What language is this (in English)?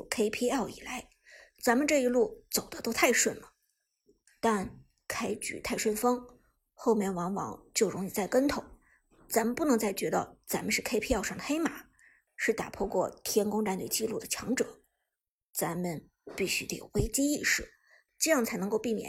Chinese